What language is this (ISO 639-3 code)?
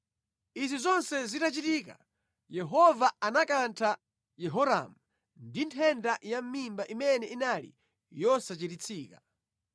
nya